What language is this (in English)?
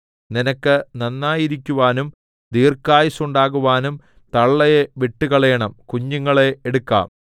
Malayalam